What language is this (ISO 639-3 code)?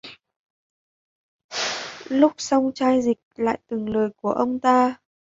vie